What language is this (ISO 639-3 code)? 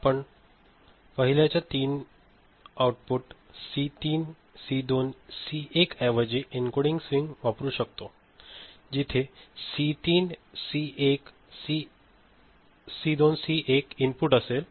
mar